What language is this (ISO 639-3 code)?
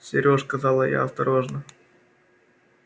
rus